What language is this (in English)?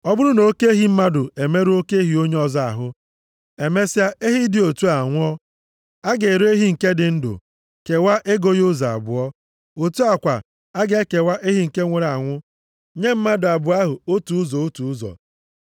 Igbo